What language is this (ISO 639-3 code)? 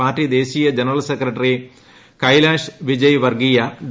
mal